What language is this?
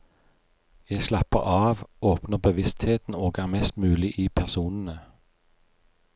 Norwegian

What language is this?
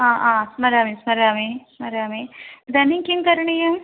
Sanskrit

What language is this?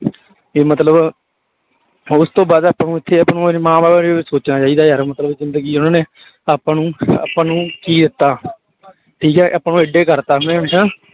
Punjabi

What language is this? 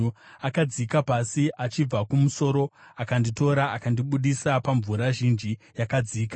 Shona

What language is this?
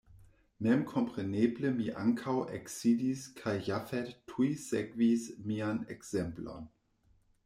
Esperanto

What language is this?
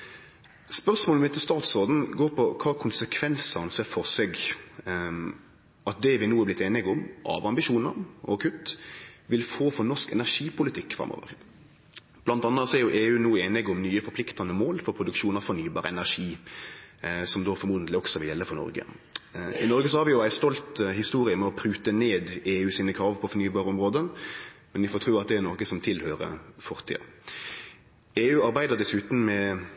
Norwegian Nynorsk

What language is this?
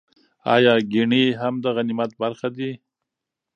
Pashto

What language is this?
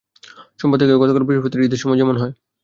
Bangla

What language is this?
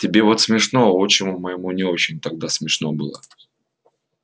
Russian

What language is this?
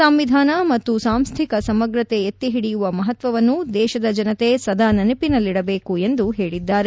Kannada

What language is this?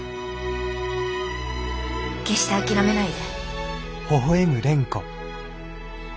Japanese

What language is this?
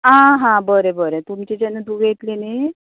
Konkani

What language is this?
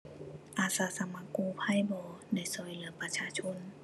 Thai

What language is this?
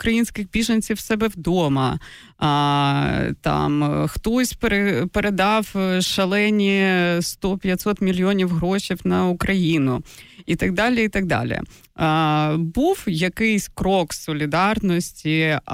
Ukrainian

